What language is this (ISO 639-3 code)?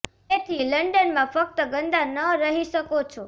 guj